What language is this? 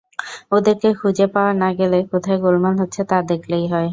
Bangla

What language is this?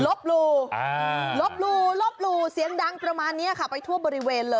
Thai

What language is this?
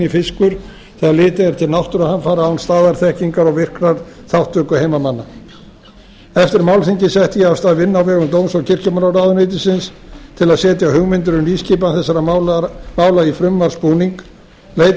Icelandic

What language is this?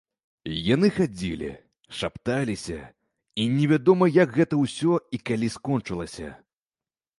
Belarusian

